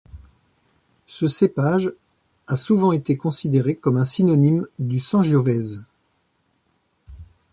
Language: French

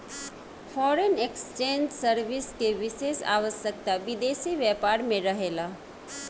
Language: Bhojpuri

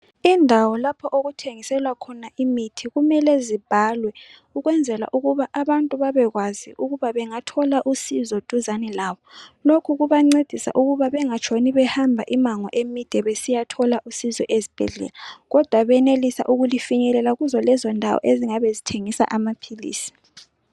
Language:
North Ndebele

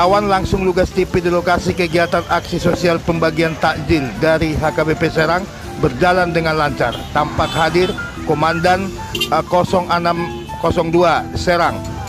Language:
Indonesian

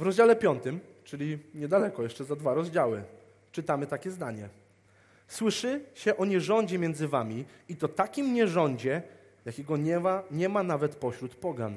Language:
Polish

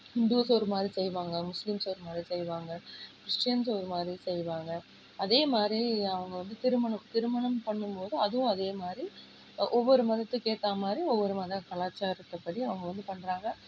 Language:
Tamil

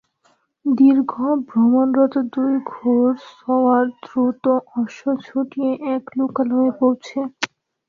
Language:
Bangla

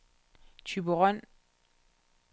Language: Danish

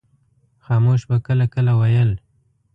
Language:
Pashto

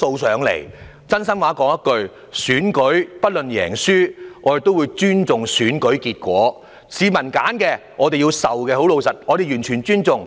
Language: Cantonese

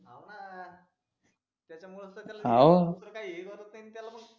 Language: Marathi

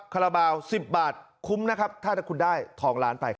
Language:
Thai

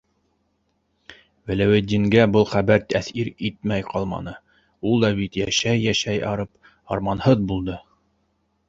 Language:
Bashkir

